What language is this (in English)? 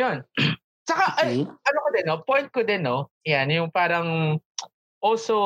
Filipino